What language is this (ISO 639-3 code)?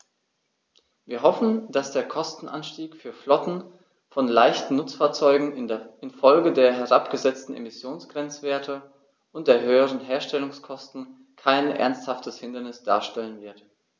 deu